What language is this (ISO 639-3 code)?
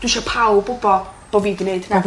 cym